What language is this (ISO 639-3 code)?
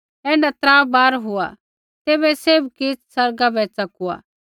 kfx